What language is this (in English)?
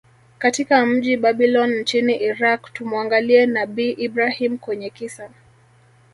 Swahili